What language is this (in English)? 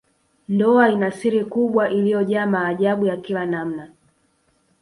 Swahili